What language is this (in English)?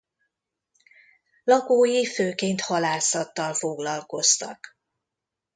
Hungarian